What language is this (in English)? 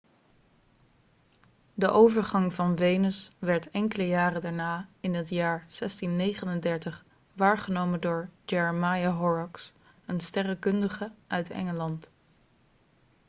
Dutch